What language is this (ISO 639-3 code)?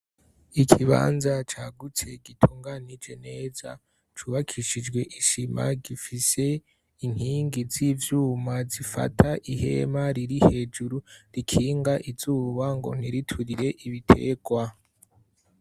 run